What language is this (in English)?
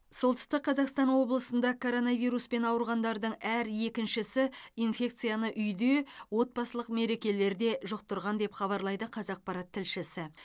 Kazakh